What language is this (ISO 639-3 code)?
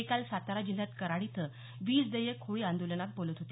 mar